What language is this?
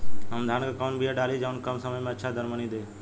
Bhojpuri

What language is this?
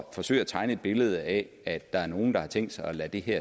Danish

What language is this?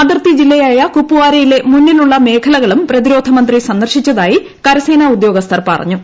Malayalam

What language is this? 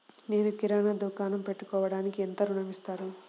Telugu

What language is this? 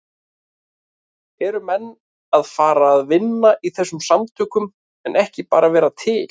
Icelandic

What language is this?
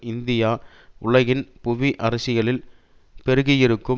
Tamil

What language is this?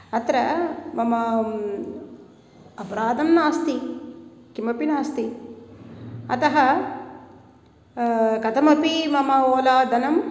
Sanskrit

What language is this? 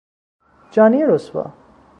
Persian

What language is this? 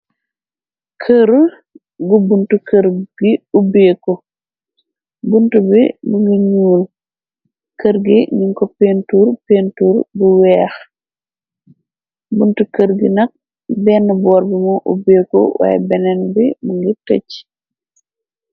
Wolof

